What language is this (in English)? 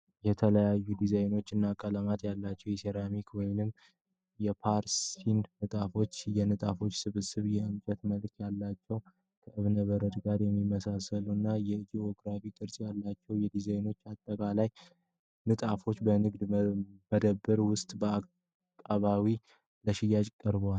Amharic